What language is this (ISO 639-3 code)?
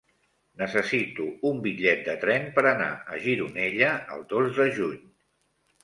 cat